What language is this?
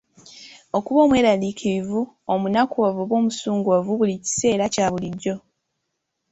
Ganda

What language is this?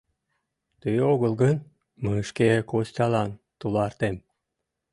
Mari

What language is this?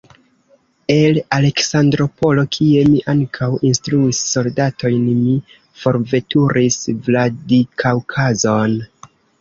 Esperanto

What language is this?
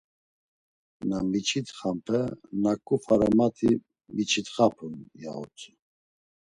Laz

